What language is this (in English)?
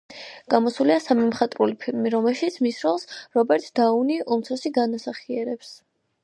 Georgian